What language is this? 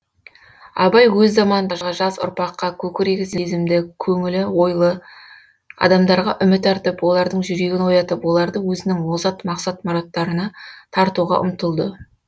Kazakh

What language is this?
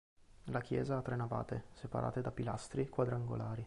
Italian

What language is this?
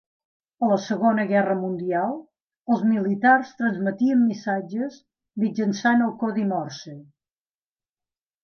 Catalan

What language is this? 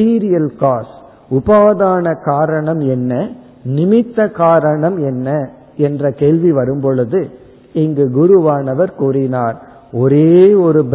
Tamil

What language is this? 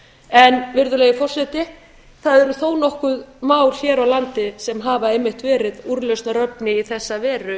Icelandic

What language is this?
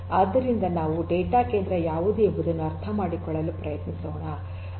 Kannada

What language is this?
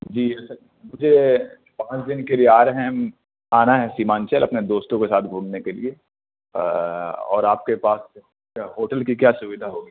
Urdu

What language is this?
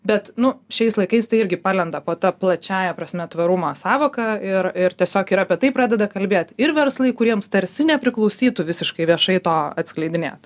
Lithuanian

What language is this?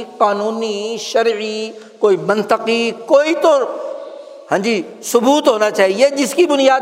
Urdu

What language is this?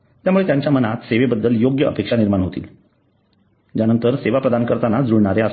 Marathi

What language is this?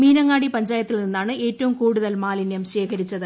Malayalam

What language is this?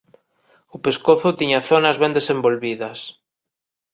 Galician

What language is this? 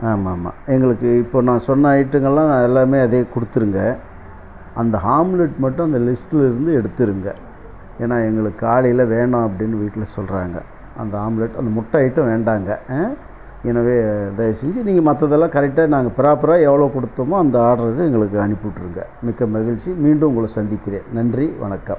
Tamil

